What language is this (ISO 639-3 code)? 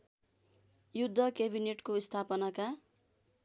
nep